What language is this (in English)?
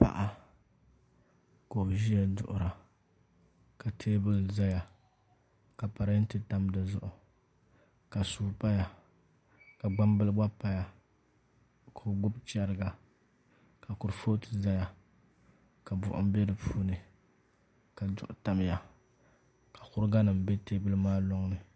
Dagbani